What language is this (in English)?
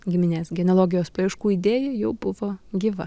Lithuanian